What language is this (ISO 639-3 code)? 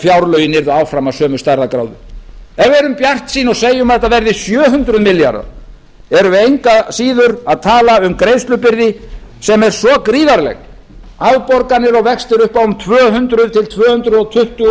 isl